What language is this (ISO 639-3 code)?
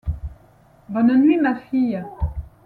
fra